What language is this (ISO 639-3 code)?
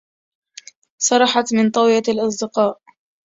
ara